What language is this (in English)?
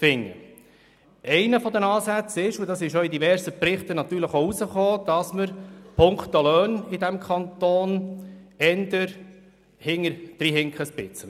Swiss German